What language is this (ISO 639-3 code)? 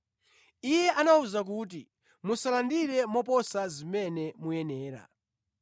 nya